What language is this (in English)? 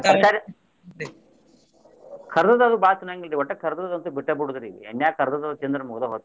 Kannada